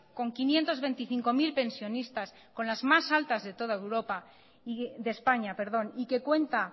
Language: Spanish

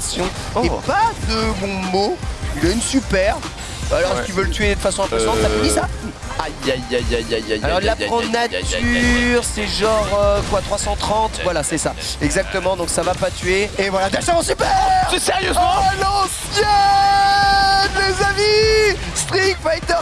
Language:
French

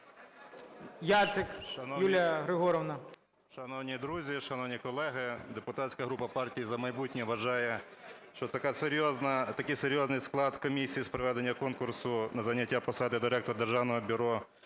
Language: Ukrainian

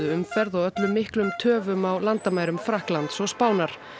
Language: Icelandic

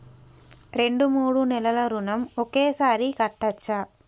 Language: Telugu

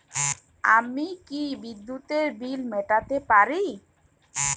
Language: Bangla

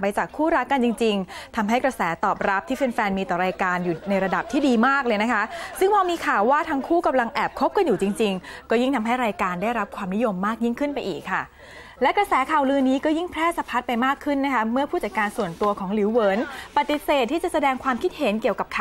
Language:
Thai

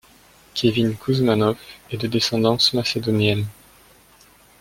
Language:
French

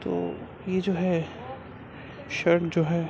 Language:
Urdu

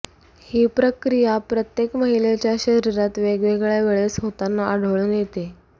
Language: Marathi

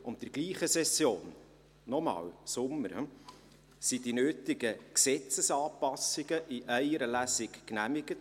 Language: Swiss German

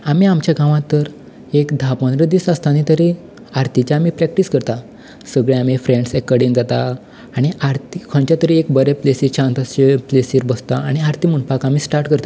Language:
Konkani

